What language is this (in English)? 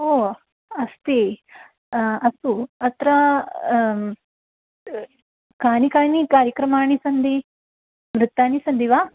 Sanskrit